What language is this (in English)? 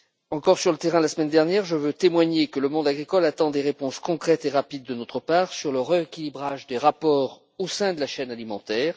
French